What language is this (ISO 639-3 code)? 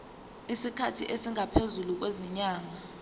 zul